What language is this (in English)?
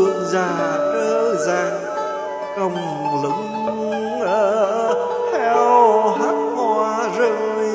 Vietnamese